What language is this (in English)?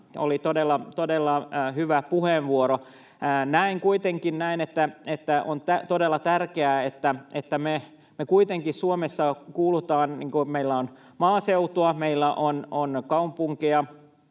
Finnish